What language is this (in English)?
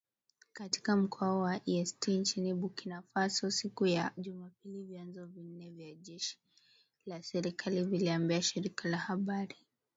Swahili